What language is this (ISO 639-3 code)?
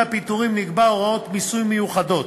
heb